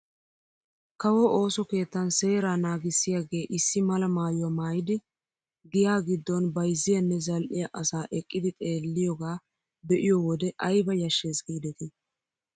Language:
Wolaytta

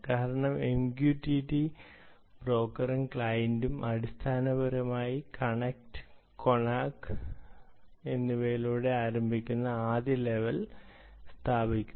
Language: Malayalam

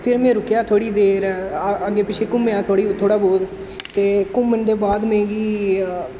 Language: Dogri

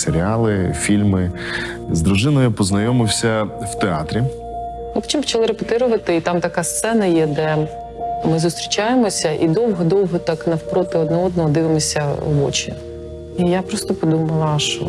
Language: Ukrainian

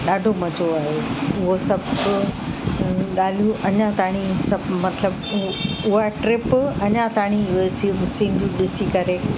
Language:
Sindhi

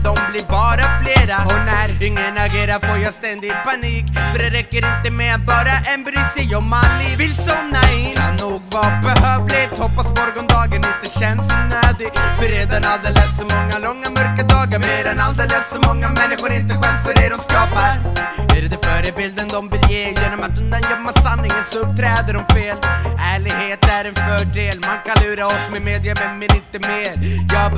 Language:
Swedish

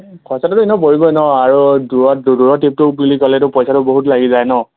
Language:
Assamese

